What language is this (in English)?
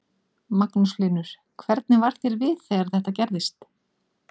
Icelandic